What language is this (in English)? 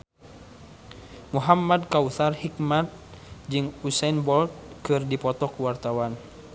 Sundanese